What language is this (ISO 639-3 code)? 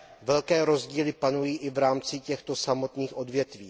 ces